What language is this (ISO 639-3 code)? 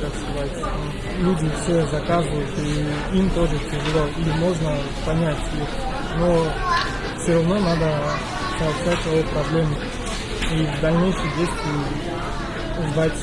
rus